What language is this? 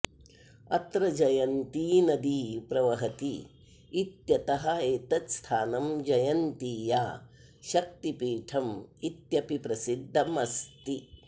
Sanskrit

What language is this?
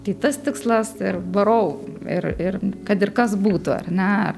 Lithuanian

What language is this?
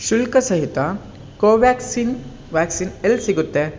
Kannada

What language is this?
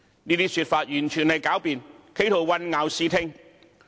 Cantonese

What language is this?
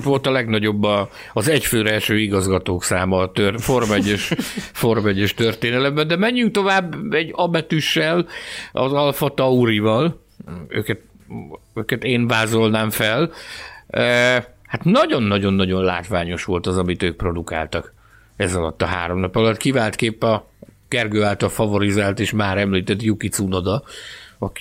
Hungarian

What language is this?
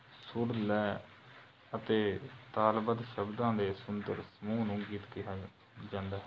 Punjabi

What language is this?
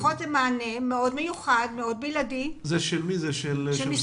Hebrew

